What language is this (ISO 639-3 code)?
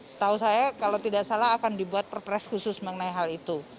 ind